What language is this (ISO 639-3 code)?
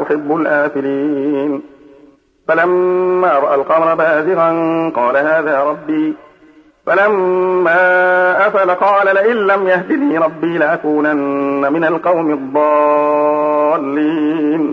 ara